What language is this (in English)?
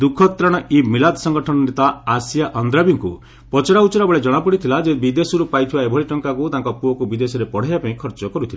Odia